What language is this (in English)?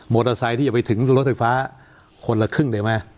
Thai